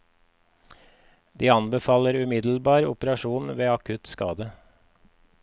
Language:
Norwegian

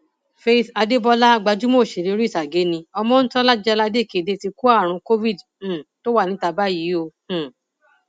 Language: Yoruba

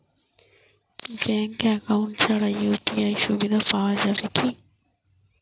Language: Bangla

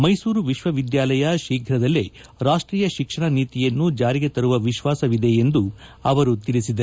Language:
Kannada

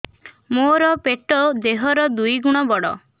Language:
Odia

